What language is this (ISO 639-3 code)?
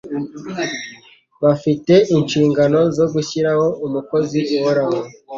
kin